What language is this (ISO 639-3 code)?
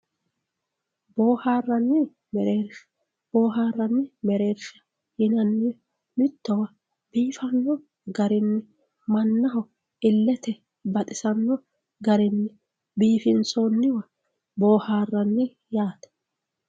sid